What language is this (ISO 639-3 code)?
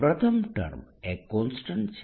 guj